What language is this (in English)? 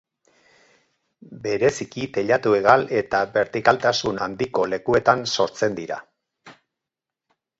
Basque